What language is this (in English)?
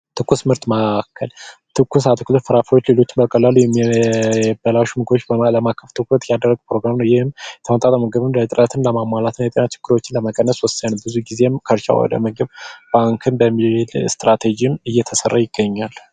Amharic